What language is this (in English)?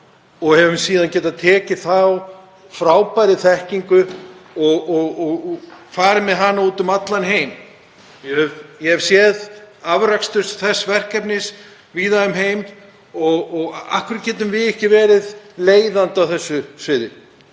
Icelandic